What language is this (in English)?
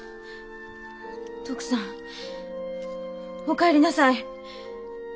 Japanese